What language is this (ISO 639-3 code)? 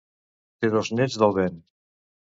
cat